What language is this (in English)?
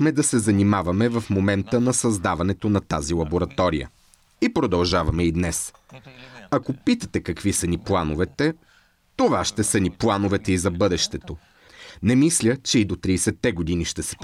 Bulgarian